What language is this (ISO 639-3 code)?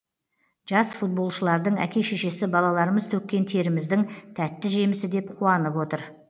kaz